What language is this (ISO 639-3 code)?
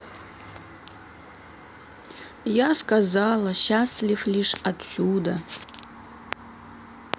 rus